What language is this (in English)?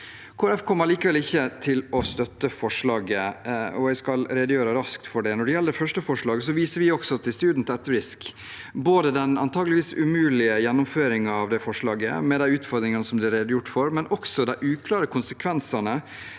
Norwegian